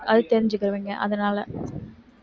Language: Tamil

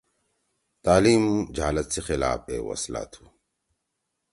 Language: Torwali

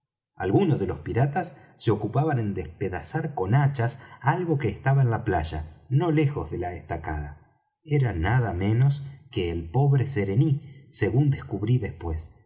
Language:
Spanish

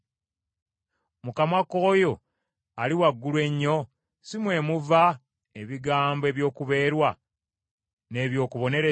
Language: Ganda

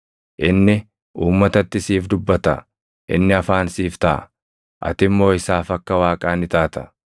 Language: Oromo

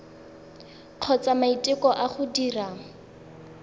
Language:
Tswana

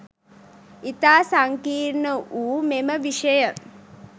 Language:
Sinhala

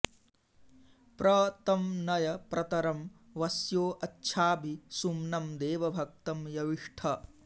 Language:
Sanskrit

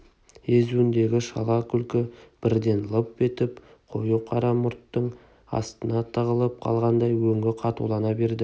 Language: Kazakh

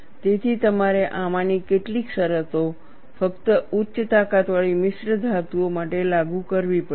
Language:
Gujarati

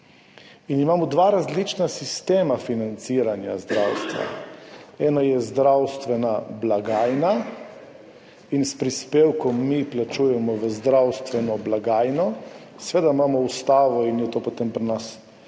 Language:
Slovenian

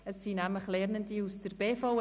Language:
Swiss German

